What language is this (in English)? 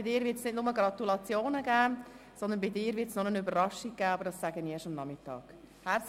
Swiss German